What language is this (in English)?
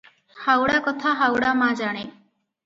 Odia